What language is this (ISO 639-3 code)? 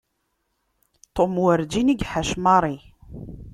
kab